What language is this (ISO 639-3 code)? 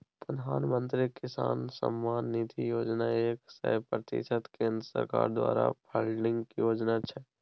mai